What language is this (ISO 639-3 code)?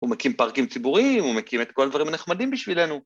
heb